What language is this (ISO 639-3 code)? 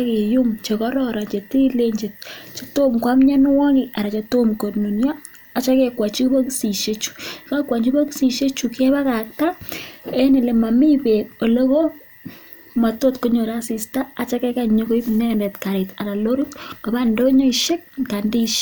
kln